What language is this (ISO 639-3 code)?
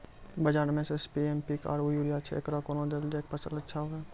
mai